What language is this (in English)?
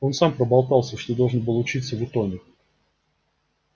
Russian